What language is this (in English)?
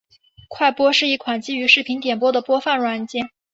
Chinese